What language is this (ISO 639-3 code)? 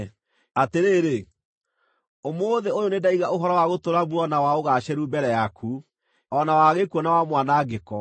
kik